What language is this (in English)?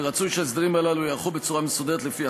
Hebrew